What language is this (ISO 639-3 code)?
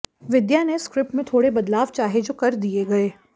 hin